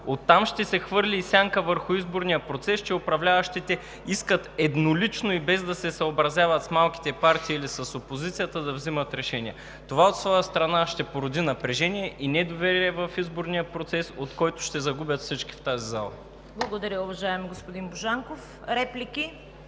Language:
Bulgarian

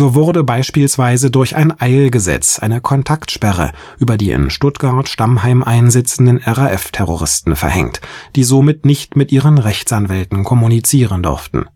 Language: German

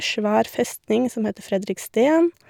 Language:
Norwegian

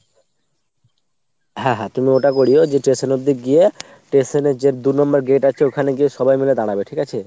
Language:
Bangla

